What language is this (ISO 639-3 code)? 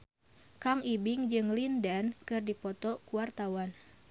sun